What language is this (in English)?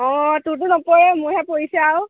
Assamese